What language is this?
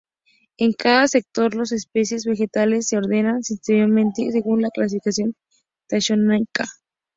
Spanish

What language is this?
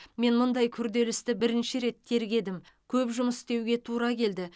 Kazakh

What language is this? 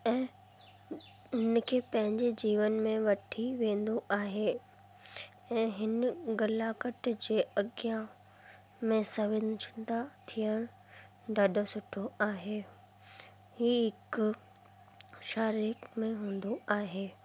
Sindhi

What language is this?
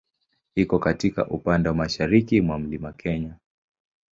Swahili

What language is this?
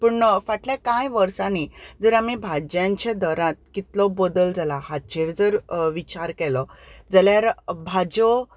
Konkani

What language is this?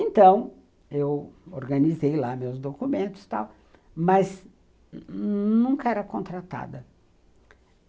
Portuguese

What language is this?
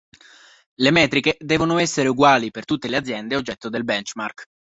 Italian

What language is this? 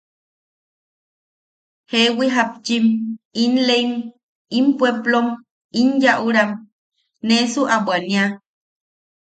Yaqui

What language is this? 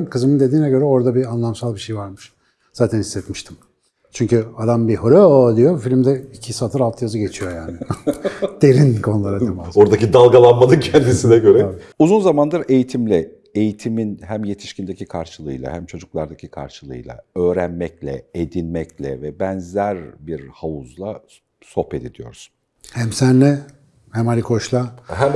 Turkish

